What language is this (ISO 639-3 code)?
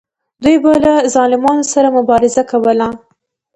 pus